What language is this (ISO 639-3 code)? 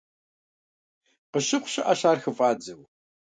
kbd